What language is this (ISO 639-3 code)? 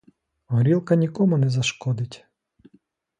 ukr